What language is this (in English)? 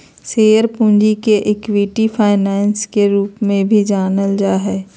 Magahi